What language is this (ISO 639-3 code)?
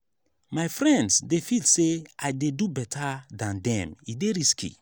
pcm